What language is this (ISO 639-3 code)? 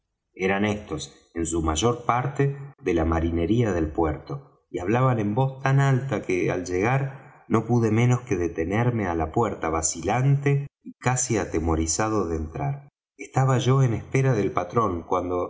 spa